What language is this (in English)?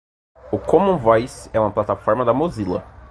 Portuguese